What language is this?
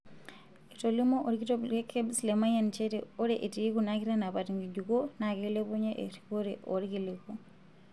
Masai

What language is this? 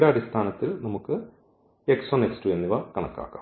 Malayalam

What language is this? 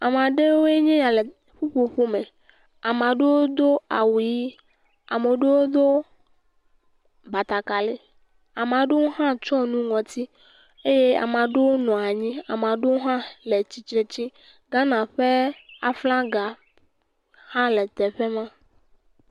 Ewe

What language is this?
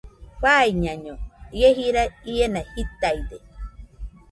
Nüpode Huitoto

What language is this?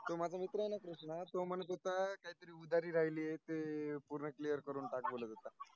Marathi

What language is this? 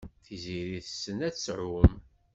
Kabyle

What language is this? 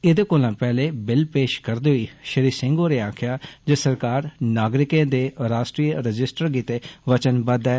Dogri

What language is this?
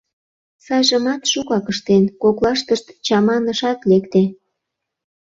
Mari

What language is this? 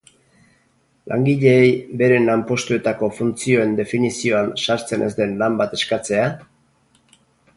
Basque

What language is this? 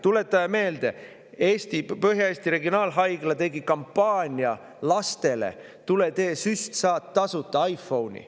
Estonian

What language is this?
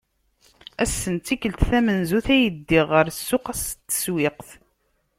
Kabyle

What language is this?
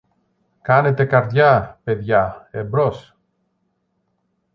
Greek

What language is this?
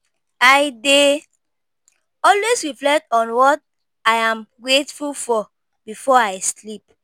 Nigerian Pidgin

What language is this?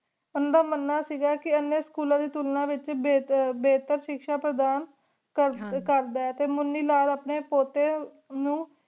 Punjabi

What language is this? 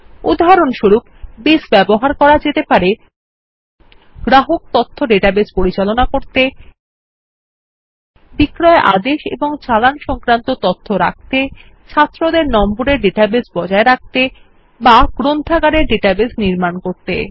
Bangla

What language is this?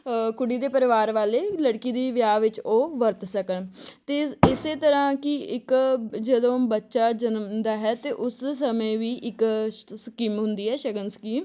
Punjabi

